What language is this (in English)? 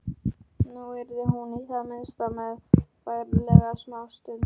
Icelandic